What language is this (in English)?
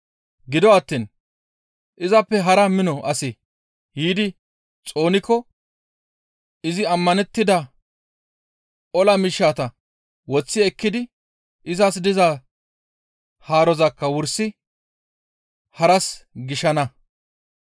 Gamo